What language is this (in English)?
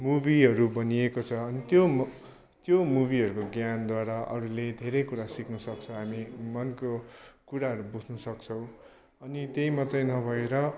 Nepali